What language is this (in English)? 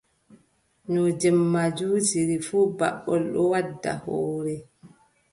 Adamawa Fulfulde